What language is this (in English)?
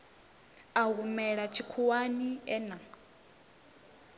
Venda